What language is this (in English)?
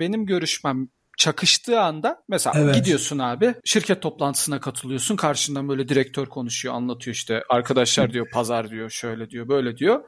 Turkish